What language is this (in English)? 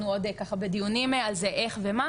Hebrew